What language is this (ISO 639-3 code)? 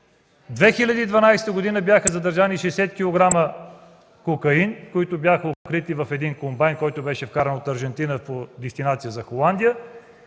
bul